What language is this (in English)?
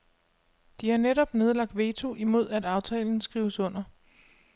Danish